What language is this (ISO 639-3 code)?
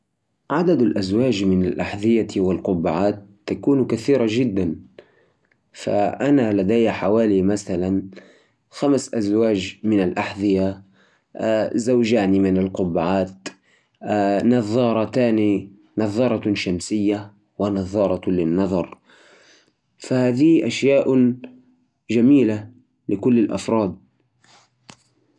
ars